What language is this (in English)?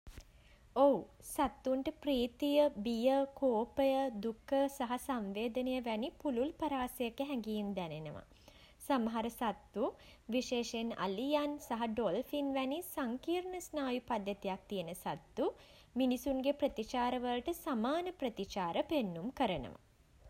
Sinhala